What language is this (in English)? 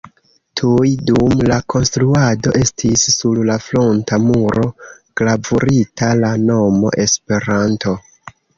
Esperanto